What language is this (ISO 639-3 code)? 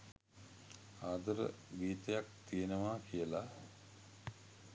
sin